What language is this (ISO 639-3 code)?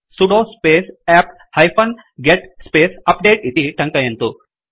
san